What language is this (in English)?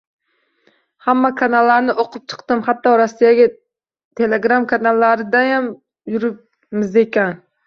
Uzbek